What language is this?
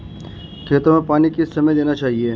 Hindi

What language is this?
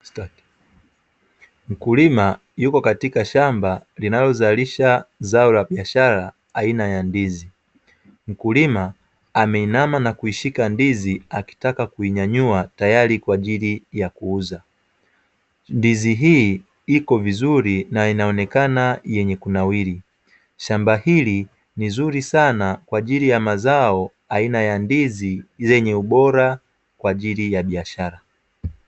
Swahili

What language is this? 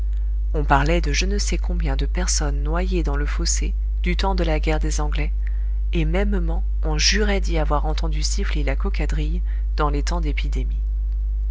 French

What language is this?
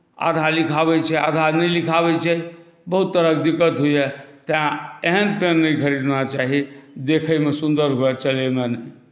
Maithili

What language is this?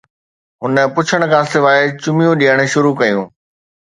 Sindhi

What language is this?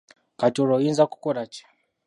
Ganda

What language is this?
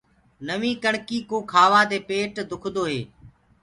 Gurgula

